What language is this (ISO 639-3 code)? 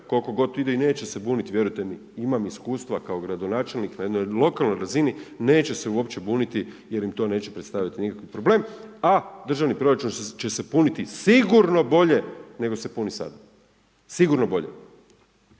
hrv